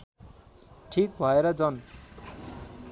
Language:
Nepali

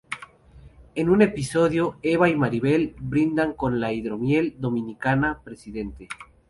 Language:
Spanish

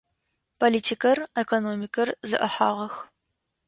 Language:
Adyghe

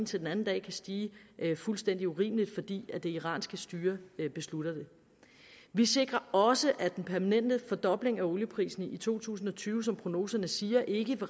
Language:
Danish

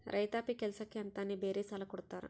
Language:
Kannada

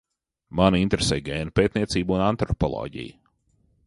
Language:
Latvian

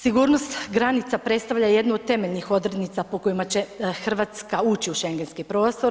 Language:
Croatian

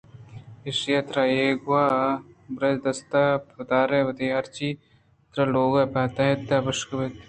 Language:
Eastern Balochi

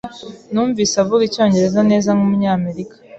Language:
Kinyarwanda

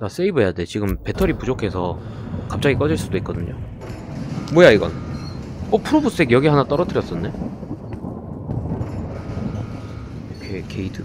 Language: Korean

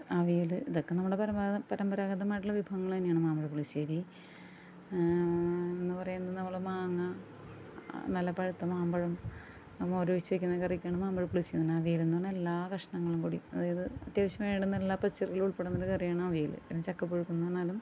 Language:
Malayalam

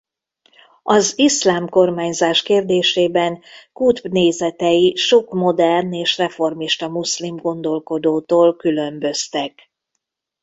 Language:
Hungarian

